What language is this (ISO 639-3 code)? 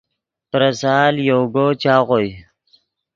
ydg